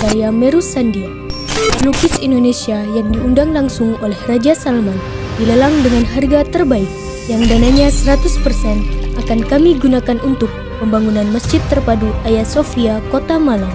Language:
Indonesian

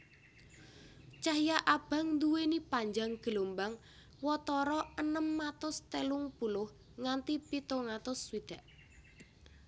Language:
Javanese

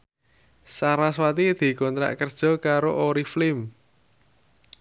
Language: Javanese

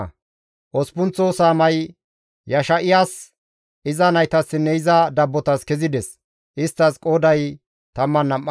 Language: Gamo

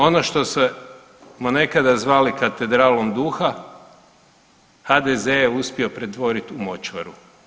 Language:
Croatian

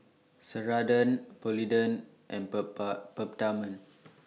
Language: English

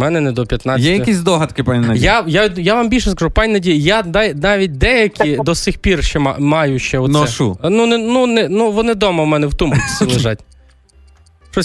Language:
Ukrainian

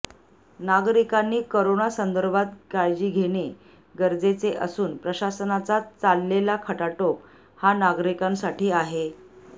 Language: Marathi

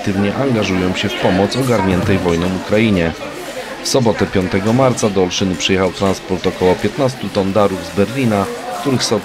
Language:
Polish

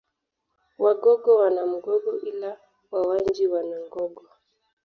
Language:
Swahili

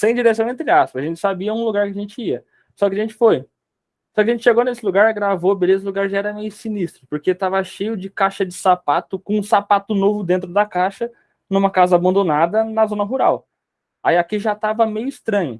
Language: Portuguese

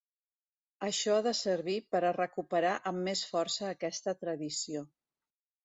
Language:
Catalan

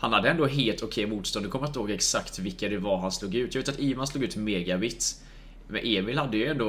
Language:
Swedish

